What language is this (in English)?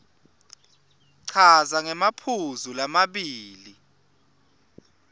Swati